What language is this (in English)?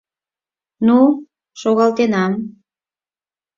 Mari